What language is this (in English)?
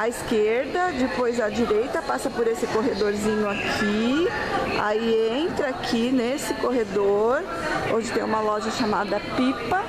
Portuguese